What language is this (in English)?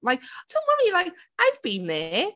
English